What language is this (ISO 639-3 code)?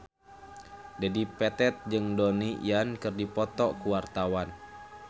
sun